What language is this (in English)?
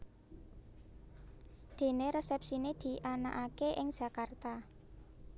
Javanese